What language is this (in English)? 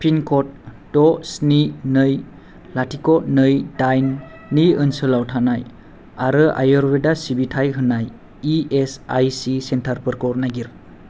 Bodo